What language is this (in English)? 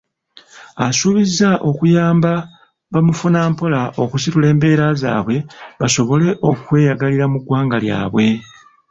Ganda